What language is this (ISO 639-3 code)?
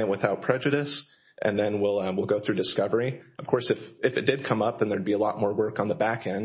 eng